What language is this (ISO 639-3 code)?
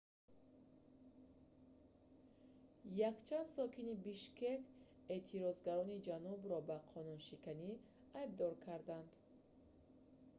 tgk